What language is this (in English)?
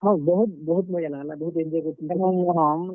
Odia